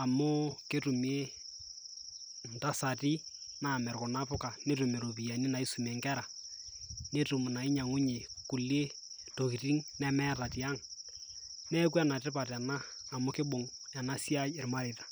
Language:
Masai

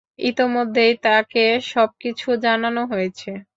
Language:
Bangla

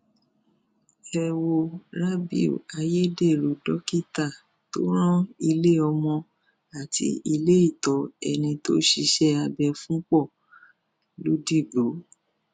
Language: Yoruba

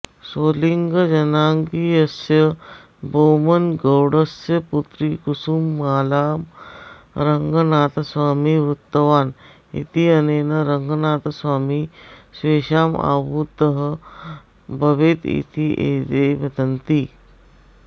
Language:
Sanskrit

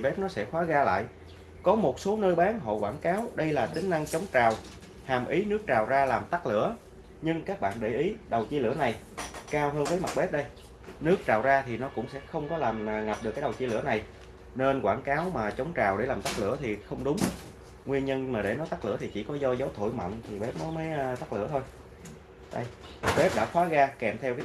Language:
Vietnamese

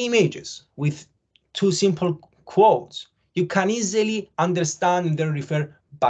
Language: English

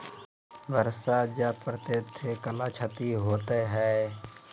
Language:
Maithili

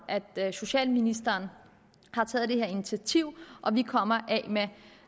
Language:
Danish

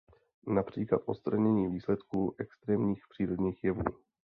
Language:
Czech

